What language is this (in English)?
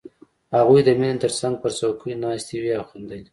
Pashto